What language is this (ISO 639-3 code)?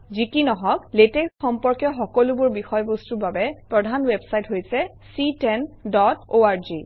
asm